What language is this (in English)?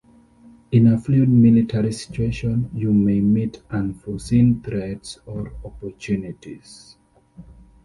English